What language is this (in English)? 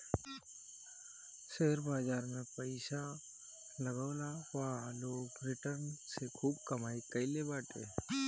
Bhojpuri